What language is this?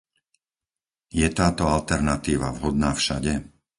Slovak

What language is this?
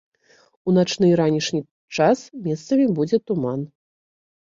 Belarusian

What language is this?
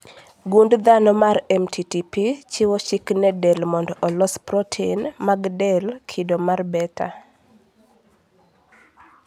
Luo (Kenya and Tanzania)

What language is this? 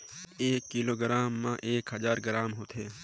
Chhattisgarhi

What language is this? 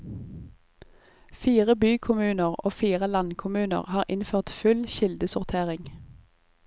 Norwegian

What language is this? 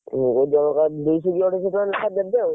Odia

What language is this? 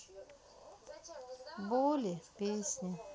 Russian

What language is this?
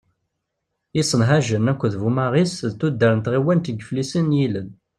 Kabyle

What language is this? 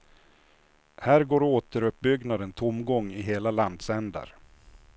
Swedish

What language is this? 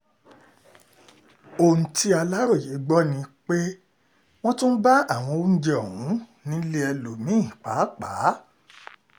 Yoruba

